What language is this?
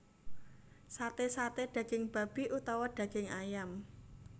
Javanese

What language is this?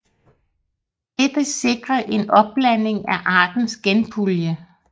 Danish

